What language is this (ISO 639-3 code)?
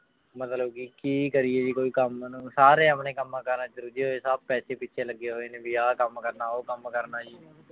pan